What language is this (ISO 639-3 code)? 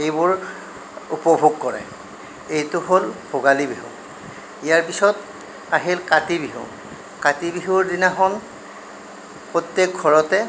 asm